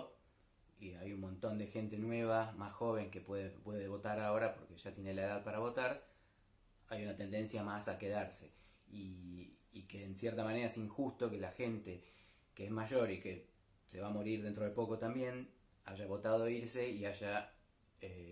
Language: Spanish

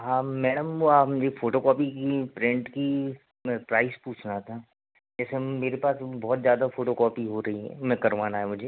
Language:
Hindi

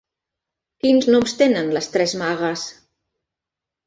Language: Catalan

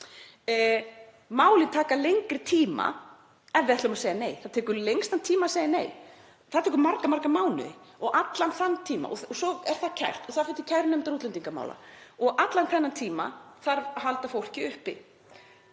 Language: Icelandic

